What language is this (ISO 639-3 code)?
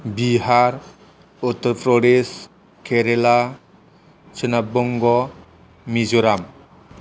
brx